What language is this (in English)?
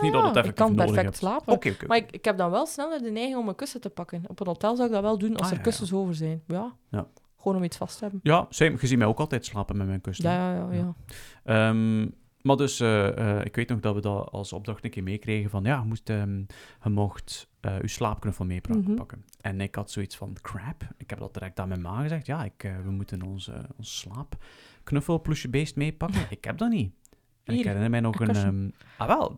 Dutch